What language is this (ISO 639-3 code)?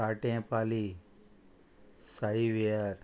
kok